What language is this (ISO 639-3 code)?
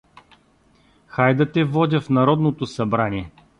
bul